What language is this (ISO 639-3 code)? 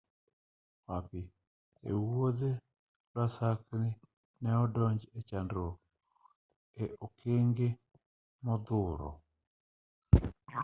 luo